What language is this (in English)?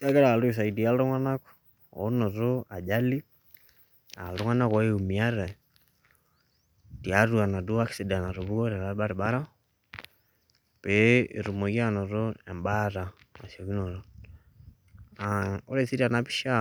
Masai